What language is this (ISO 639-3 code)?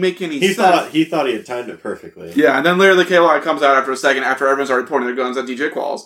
eng